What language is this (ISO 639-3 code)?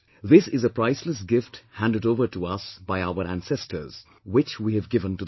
eng